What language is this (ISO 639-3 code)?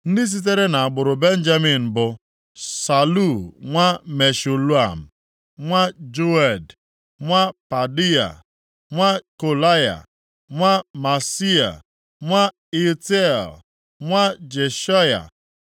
ibo